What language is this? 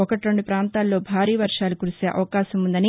Telugu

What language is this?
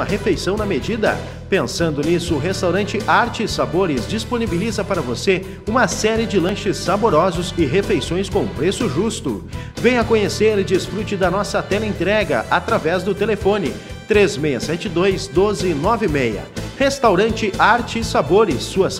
Portuguese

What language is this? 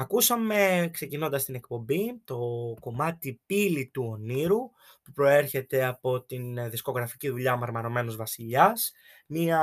Greek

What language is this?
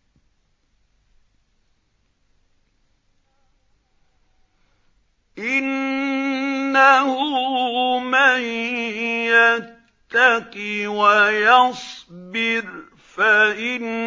Arabic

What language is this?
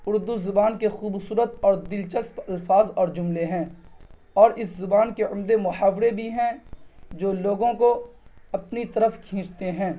Urdu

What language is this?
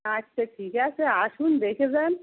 Bangla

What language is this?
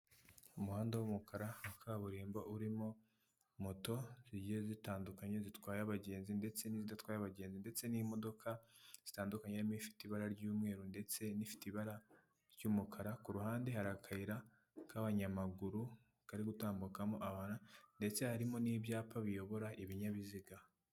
Kinyarwanda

